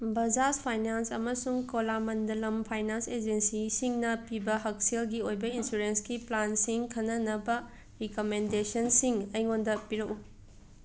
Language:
Manipuri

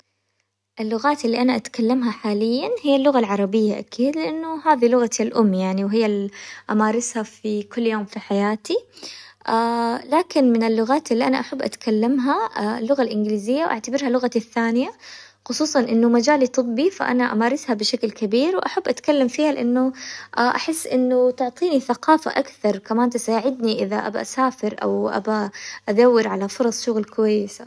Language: Hijazi Arabic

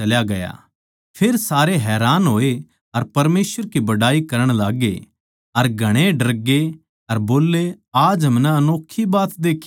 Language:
Haryanvi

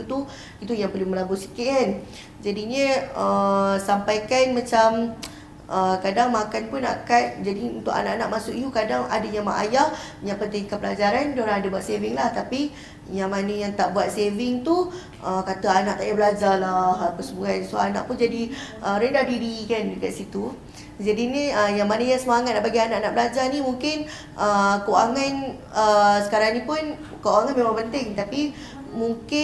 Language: Malay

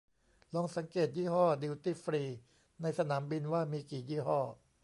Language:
Thai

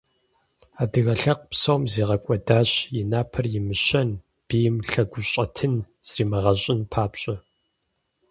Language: Kabardian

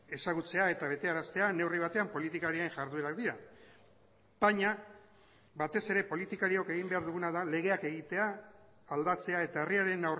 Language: Basque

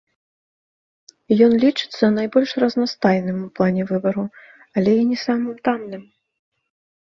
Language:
Belarusian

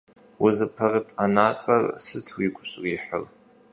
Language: Kabardian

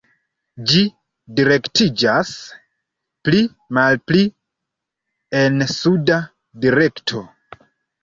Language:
Esperanto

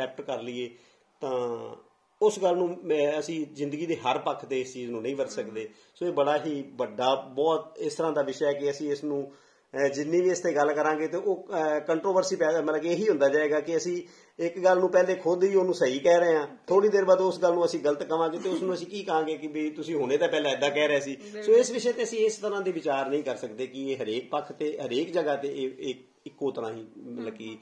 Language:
Punjabi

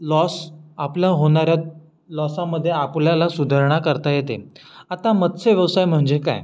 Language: Marathi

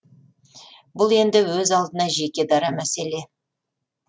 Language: Kazakh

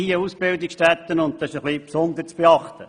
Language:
Swiss German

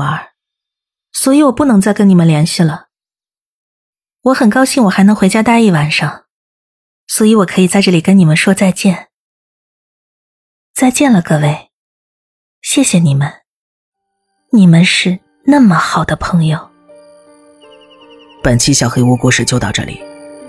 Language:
Chinese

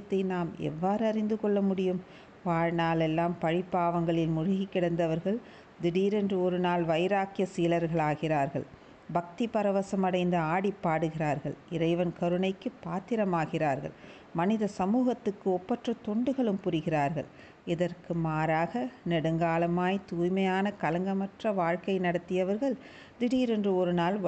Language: Tamil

